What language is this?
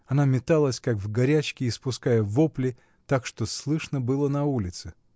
Russian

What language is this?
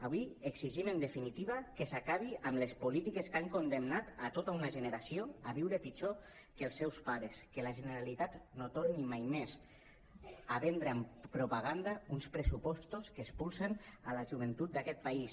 Catalan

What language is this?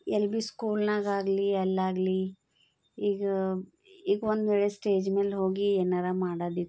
Kannada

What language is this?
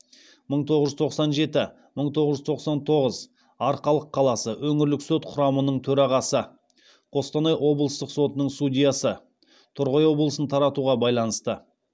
Kazakh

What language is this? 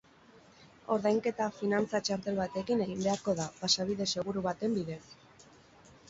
Basque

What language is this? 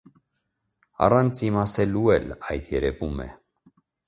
Armenian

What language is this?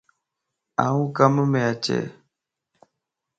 Lasi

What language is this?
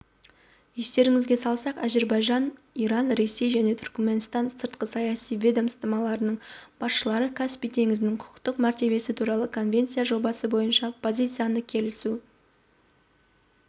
Kazakh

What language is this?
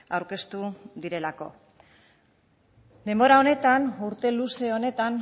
Basque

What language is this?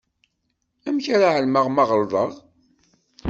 Kabyle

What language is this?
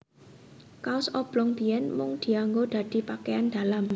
Javanese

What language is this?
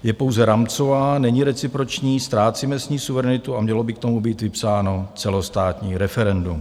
Czech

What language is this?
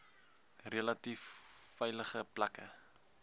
Afrikaans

